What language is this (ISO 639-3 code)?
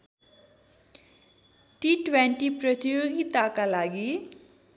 nep